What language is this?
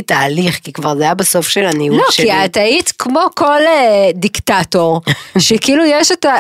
Hebrew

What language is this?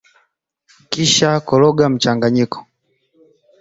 Swahili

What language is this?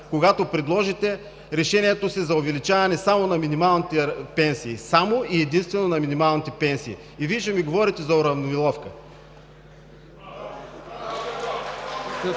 Bulgarian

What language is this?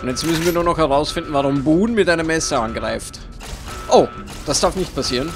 German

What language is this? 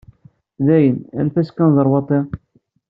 Kabyle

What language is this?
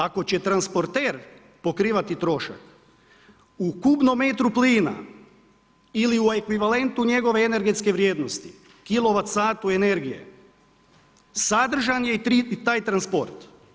Croatian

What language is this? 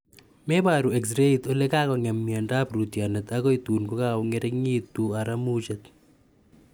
Kalenjin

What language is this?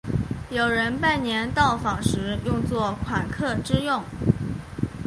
Chinese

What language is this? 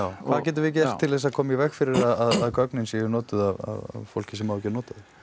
Icelandic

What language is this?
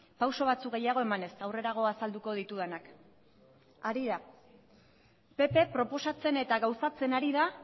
Basque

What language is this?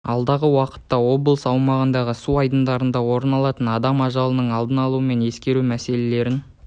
Kazakh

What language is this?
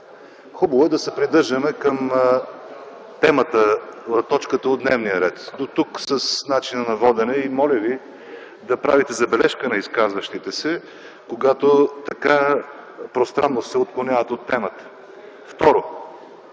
Bulgarian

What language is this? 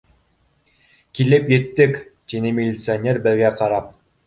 Bashkir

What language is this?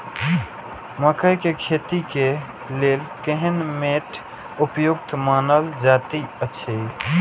Maithili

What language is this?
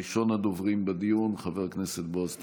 Hebrew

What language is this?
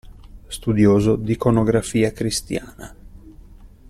Italian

